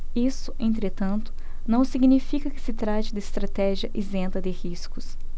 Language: Portuguese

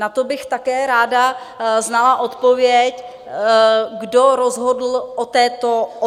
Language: Czech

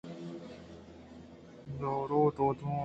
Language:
Eastern Balochi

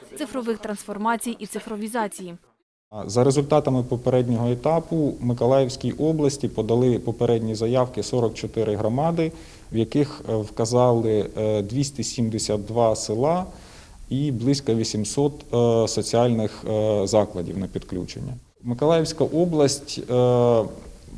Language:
Ukrainian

